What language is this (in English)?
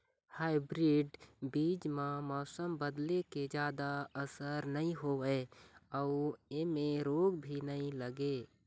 Chhattisgarhi